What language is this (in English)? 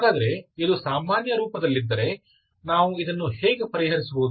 Kannada